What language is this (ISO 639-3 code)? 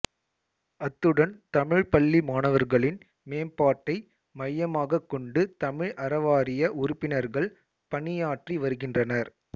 tam